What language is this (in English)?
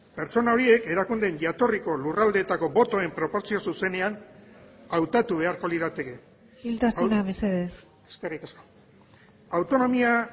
Basque